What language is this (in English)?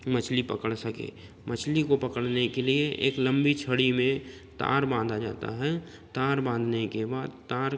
Hindi